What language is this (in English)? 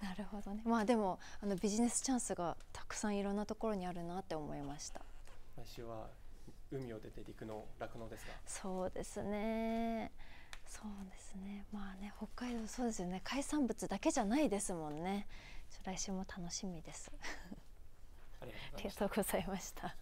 Japanese